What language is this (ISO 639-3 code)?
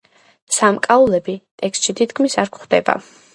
kat